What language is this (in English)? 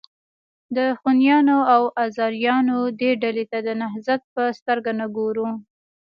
Pashto